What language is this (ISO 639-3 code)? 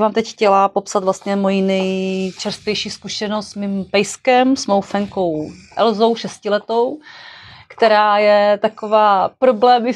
ces